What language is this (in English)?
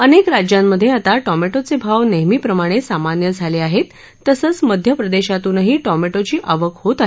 Marathi